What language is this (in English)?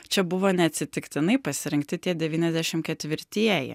Lithuanian